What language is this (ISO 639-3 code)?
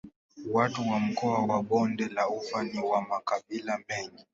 swa